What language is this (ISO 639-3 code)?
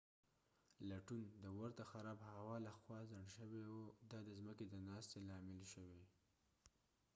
pus